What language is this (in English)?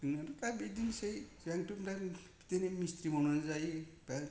Bodo